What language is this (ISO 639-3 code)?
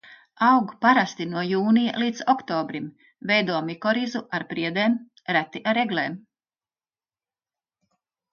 lav